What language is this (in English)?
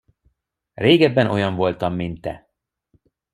Hungarian